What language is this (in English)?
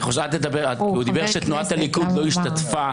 Hebrew